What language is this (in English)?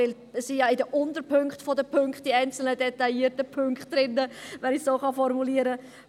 Swiss German